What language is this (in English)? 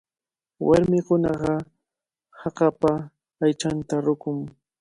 Cajatambo North Lima Quechua